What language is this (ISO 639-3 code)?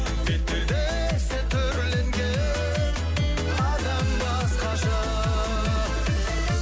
kaz